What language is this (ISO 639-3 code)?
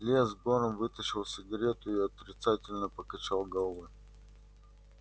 rus